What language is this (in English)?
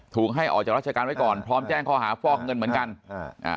Thai